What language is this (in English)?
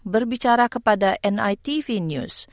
Indonesian